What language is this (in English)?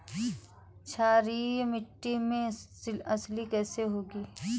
Hindi